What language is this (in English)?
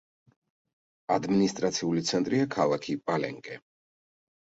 Georgian